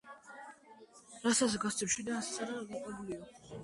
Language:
Georgian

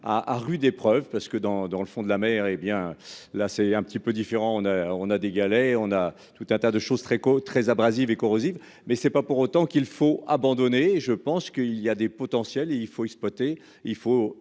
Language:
French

